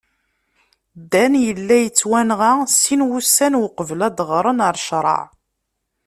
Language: Kabyle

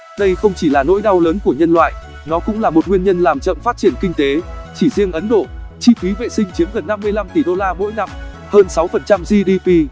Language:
Vietnamese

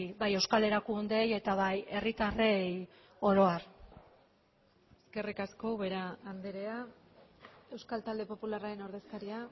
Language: Basque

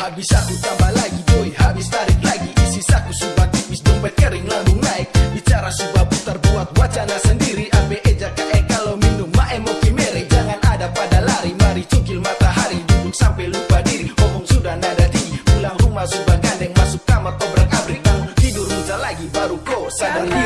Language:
Indonesian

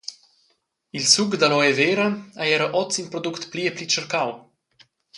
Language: Romansh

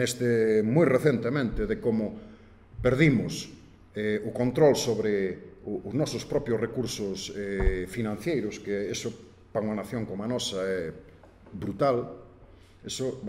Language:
Spanish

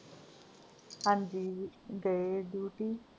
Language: Punjabi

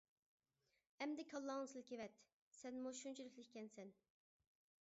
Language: Uyghur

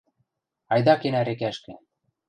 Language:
Western Mari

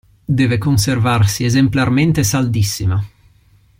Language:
Italian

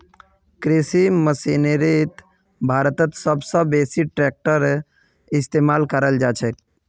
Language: Magahi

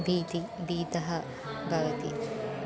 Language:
Sanskrit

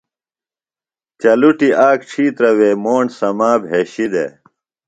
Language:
Phalura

